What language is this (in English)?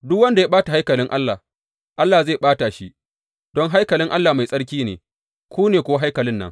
Hausa